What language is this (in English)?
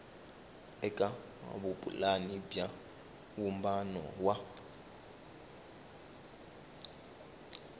Tsonga